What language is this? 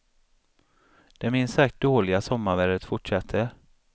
Swedish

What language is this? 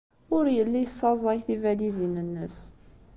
Kabyle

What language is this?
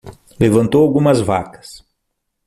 Portuguese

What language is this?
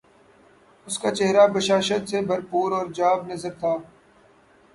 Urdu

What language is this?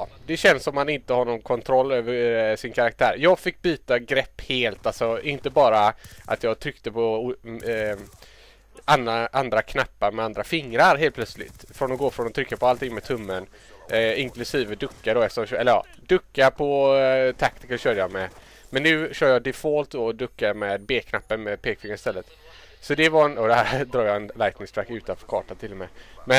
Swedish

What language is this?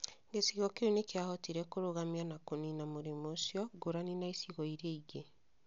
Kikuyu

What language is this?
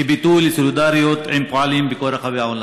Hebrew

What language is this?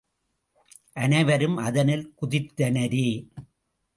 Tamil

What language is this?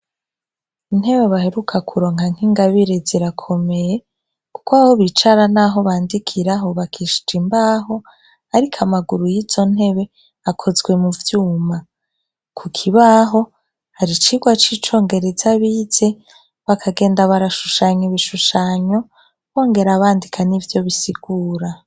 Rundi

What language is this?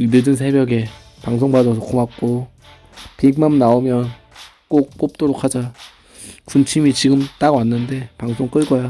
Korean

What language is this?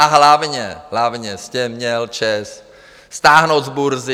Czech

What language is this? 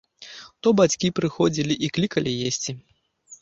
Belarusian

